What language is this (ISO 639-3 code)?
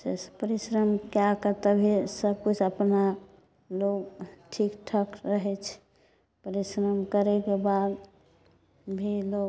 mai